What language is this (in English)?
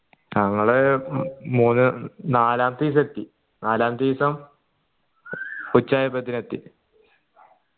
Malayalam